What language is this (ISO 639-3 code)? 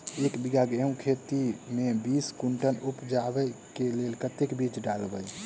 mai